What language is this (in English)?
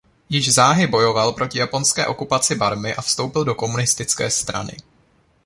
Czech